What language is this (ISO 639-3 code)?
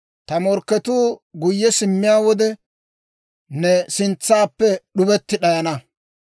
dwr